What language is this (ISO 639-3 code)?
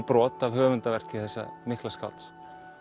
isl